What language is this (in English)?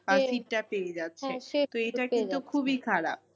Bangla